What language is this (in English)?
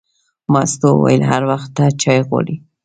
Pashto